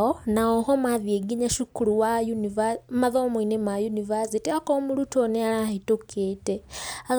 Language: Kikuyu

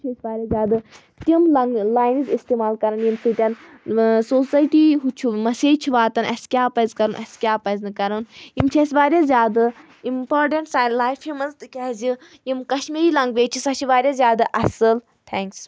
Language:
Kashmiri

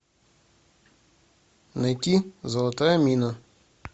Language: Russian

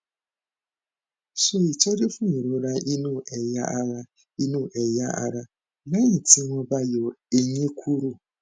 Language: Yoruba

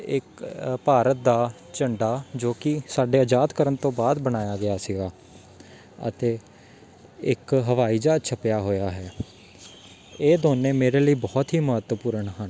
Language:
Punjabi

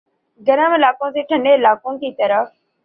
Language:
Urdu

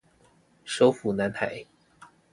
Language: Chinese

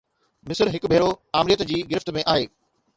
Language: Sindhi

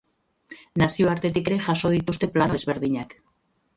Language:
Basque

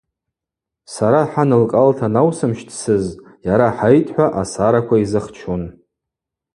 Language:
Abaza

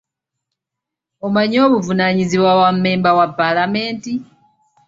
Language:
Ganda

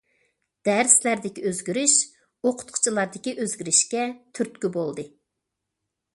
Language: Uyghur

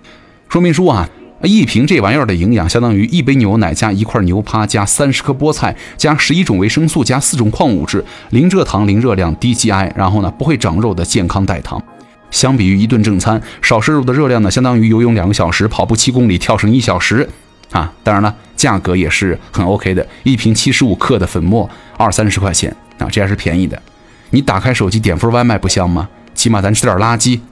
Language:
Chinese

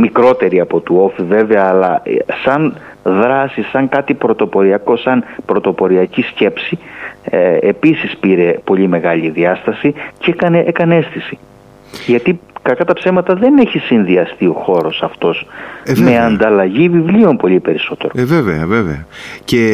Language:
Greek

